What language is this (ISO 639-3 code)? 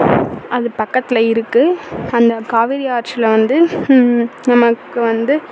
tam